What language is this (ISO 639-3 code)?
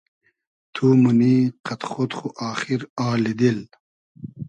haz